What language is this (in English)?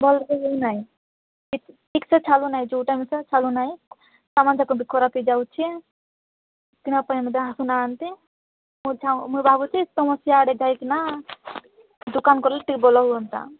Odia